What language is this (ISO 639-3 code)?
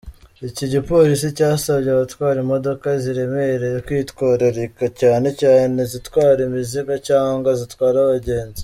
kin